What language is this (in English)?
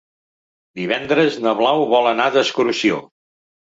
Catalan